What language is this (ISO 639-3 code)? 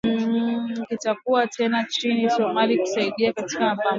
swa